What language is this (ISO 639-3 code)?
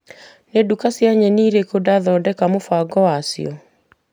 kik